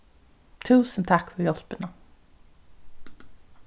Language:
Faroese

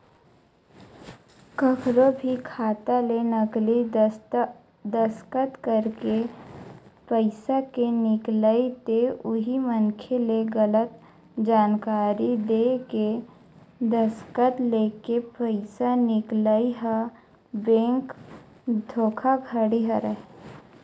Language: Chhattisgarhi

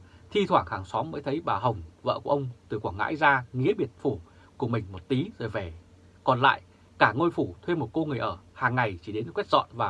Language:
Vietnamese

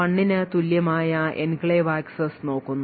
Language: Malayalam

